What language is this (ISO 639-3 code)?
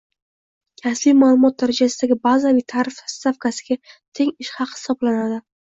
uzb